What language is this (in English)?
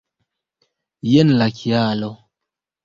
Esperanto